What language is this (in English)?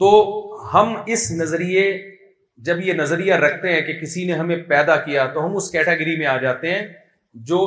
Urdu